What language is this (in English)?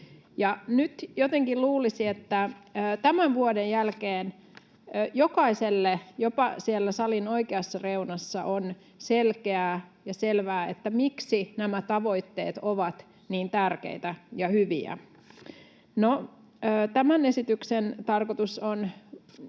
Finnish